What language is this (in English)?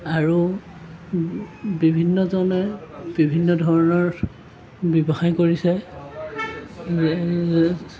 Assamese